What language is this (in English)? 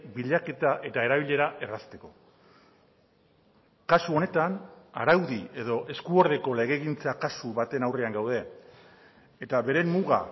Basque